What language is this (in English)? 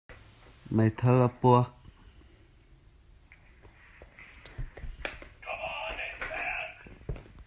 Hakha Chin